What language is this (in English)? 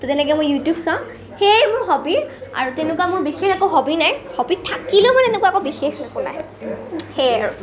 Assamese